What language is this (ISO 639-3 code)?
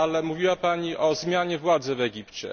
pol